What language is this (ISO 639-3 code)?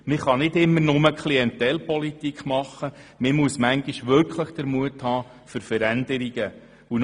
gsw